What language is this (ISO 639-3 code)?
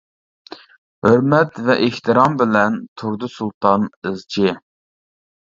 uig